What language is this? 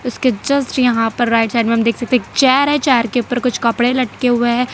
Hindi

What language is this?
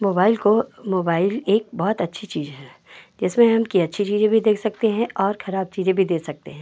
Hindi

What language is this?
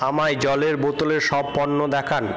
Bangla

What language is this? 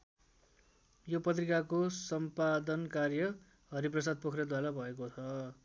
Nepali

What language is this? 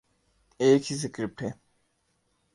Urdu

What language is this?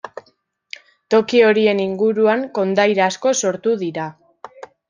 Basque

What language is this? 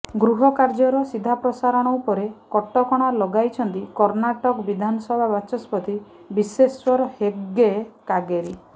Odia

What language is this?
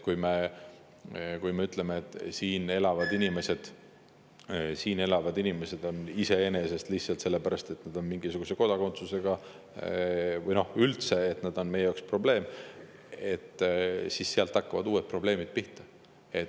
Estonian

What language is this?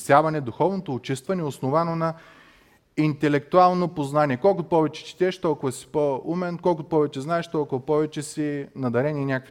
Bulgarian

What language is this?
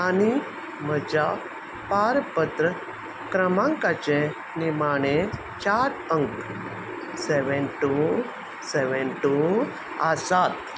Konkani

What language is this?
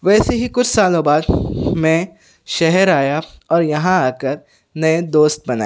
Urdu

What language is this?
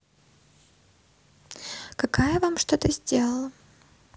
Russian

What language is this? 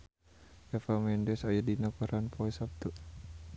Sundanese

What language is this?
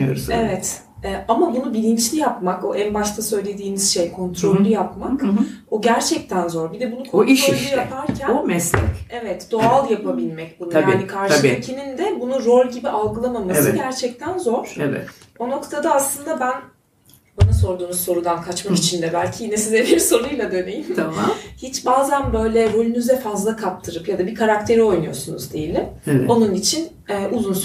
Turkish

